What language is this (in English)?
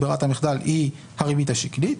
Hebrew